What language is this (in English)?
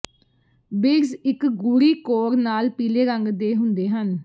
Punjabi